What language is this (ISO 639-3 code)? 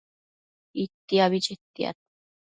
mcf